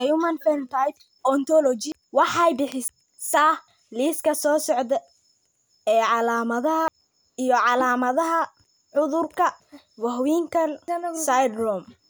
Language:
Somali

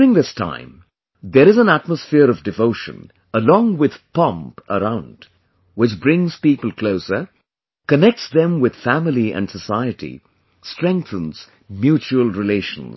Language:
English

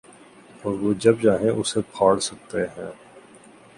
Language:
Urdu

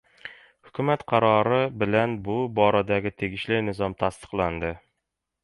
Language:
Uzbek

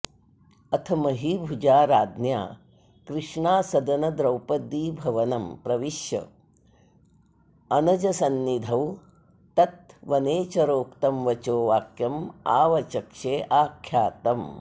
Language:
Sanskrit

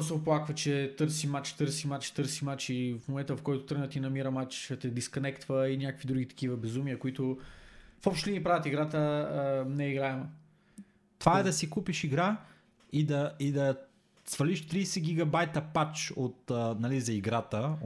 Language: Bulgarian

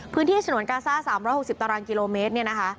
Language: Thai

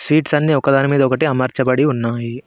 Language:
Telugu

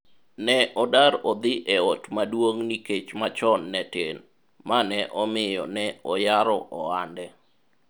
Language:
Luo (Kenya and Tanzania)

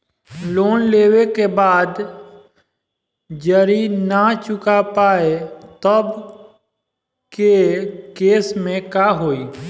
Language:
Bhojpuri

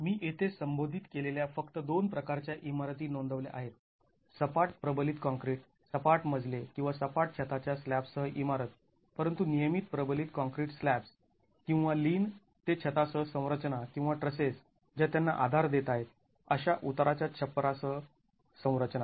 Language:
Marathi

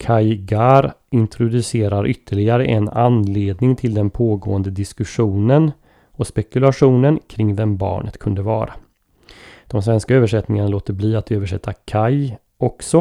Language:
Swedish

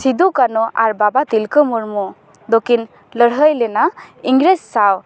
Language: Santali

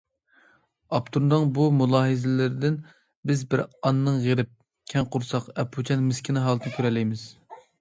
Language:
Uyghur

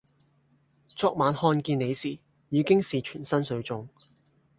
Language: Cantonese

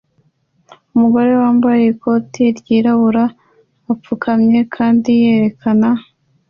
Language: Kinyarwanda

